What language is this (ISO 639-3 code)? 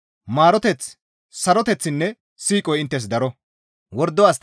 gmv